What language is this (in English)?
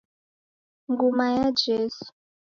Taita